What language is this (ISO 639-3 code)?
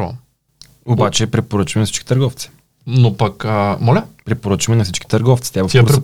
bul